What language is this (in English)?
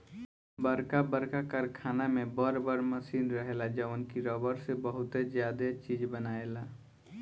Bhojpuri